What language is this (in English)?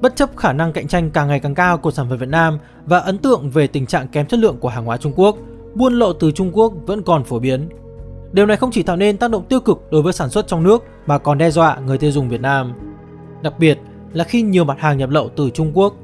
Vietnamese